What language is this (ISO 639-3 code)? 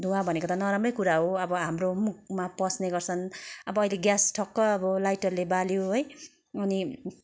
nep